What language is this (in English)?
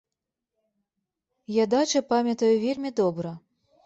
Belarusian